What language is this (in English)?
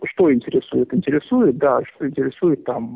Russian